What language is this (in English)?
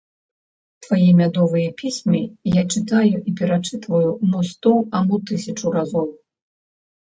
Belarusian